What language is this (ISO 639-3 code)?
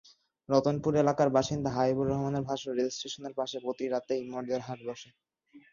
ben